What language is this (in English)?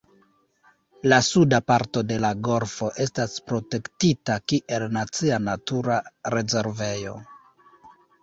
Esperanto